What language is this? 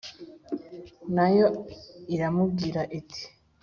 Kinyarwanda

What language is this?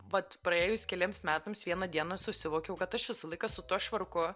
Lithuanian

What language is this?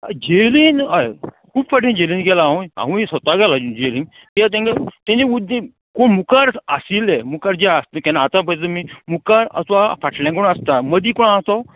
Konkani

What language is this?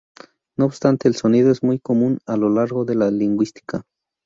Spanish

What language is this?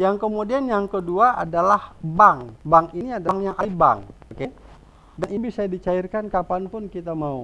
Indonesian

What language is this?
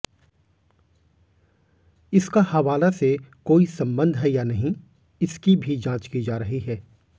Hindi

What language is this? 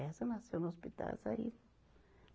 Portuguese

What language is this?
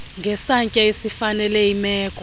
Xhosa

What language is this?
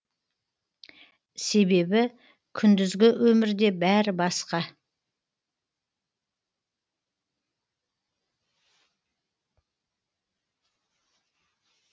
Kazakh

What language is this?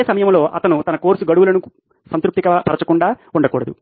Telugu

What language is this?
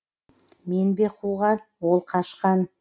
Kazakh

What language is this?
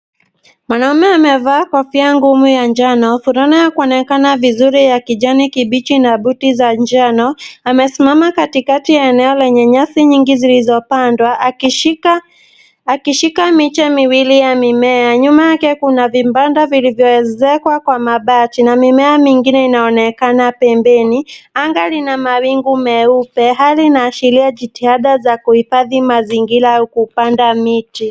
Swahili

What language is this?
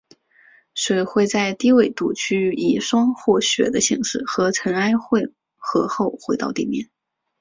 Chinese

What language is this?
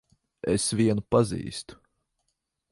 Latvian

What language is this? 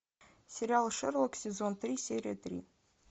Russian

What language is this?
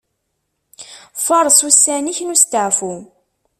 Kabyle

